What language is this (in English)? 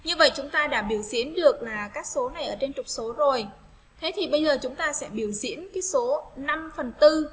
Vietnamese